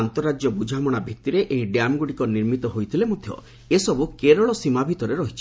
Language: Odia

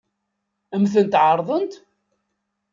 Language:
Kabyle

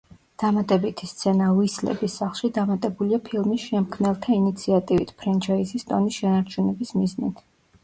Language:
Georgian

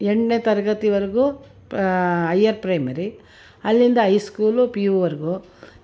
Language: Kannada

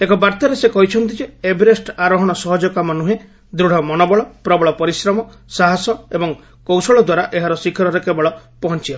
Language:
Odia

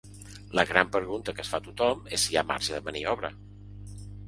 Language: Catalan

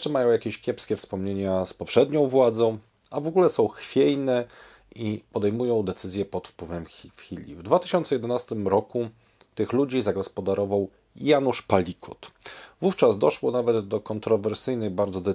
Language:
Polish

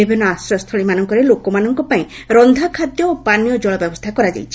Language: Odia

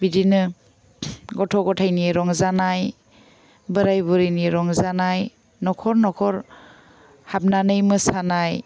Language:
Bodo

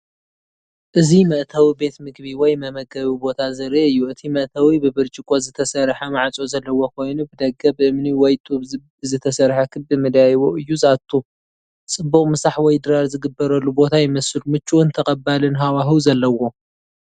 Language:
Tigrinya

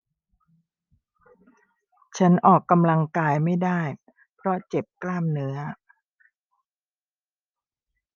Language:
Thai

